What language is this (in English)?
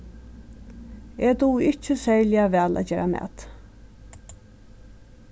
Faroese